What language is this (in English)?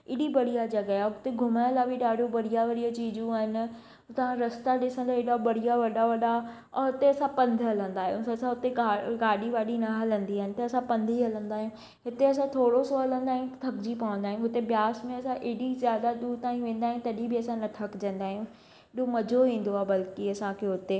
Sindhi